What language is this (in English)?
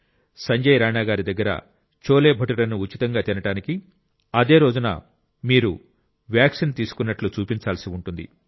Telugu